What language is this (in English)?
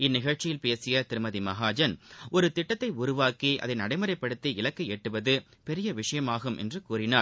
Tamil